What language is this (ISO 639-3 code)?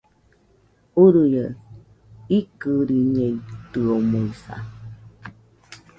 hux